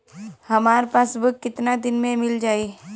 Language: Bhojpuri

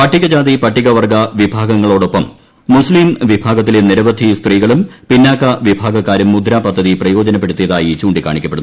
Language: Malayalam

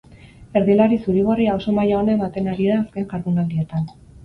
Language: Basque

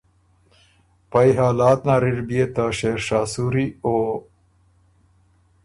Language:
Ormuri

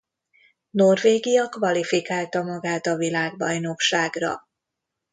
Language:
Hungarian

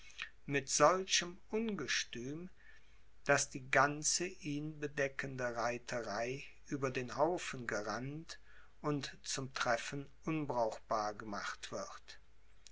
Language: German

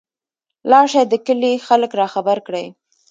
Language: Pashto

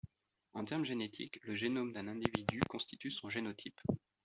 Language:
French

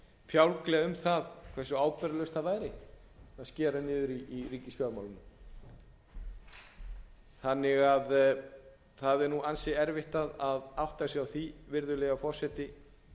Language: Icelandic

